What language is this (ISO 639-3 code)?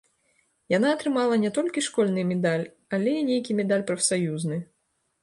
bel